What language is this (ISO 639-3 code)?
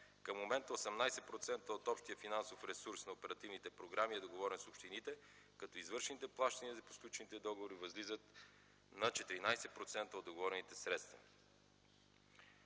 bul